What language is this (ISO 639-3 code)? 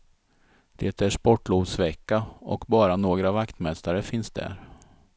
swe